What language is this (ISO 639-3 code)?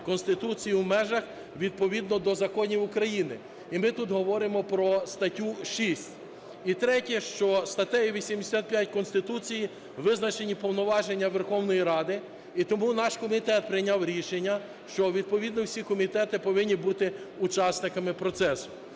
ukr